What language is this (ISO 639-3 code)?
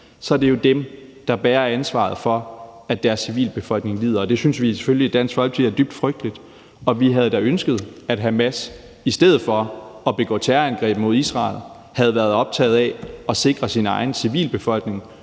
dan